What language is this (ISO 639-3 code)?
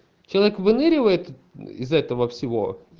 rus